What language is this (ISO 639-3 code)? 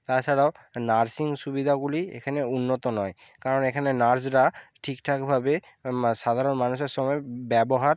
ben